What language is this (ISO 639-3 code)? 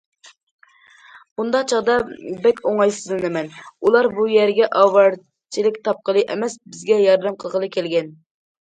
uig